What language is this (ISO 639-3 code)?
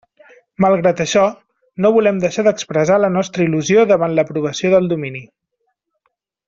cat